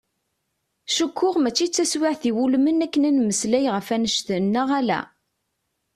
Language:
Kabyle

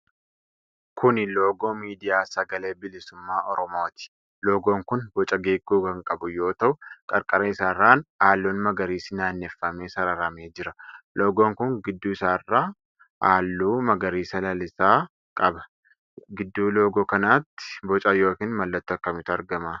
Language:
Oromo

